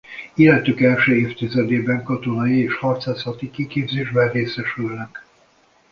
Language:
Hungarian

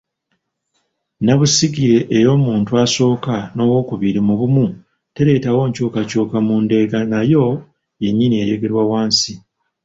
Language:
Ganda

